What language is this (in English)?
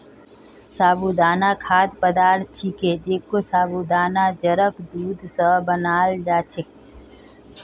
Magahi